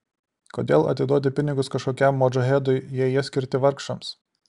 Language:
Lithuanian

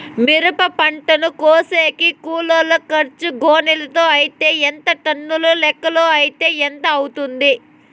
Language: Telugu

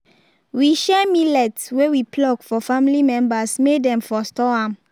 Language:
Nigerian Pidgin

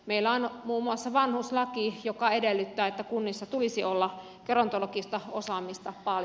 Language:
Finnish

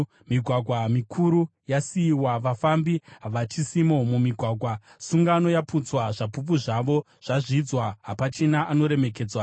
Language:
Shona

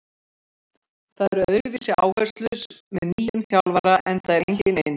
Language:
Icelandic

